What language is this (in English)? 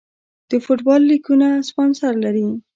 Pashto